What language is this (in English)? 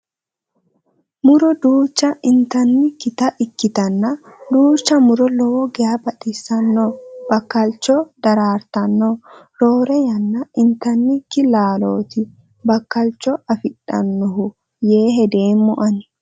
Sidamo